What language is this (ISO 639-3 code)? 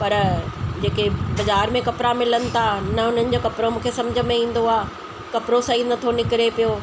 snd